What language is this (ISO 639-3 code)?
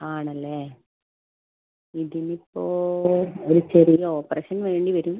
mal